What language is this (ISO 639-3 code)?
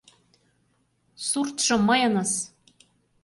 chm